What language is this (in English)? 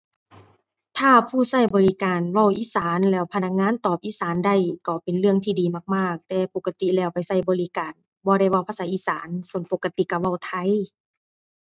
Thai